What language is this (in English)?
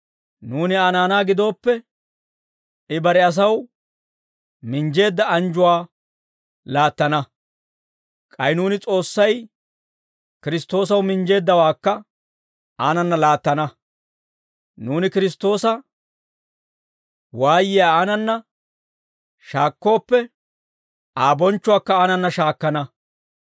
Dawro